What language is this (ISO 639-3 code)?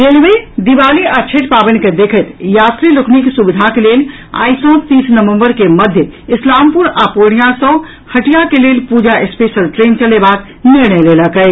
mai